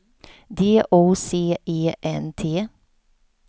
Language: Swedish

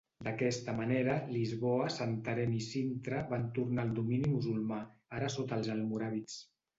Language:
Catalan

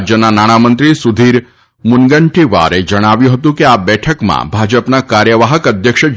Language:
Gujarati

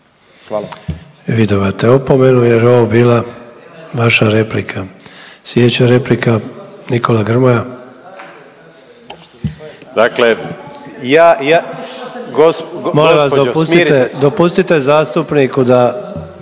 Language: Croatian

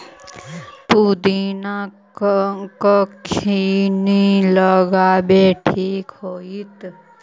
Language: Magahi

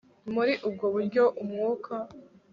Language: Kinyarwanda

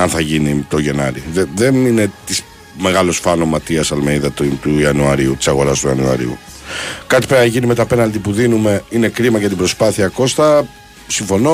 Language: Greek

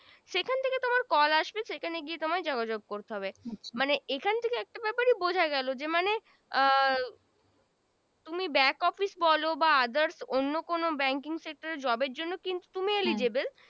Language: Bangla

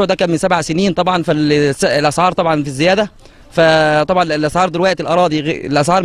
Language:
Arabic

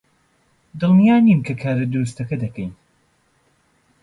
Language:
Central Kurdish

